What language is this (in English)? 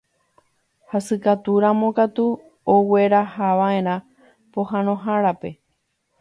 Guarani